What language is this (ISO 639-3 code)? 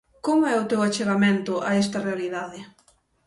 glg